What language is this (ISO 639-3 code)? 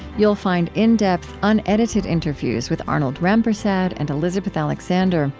eng